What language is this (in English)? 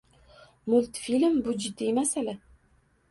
Uzbek